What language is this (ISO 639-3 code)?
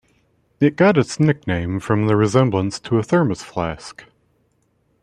eng